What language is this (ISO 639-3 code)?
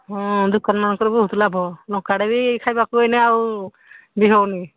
ori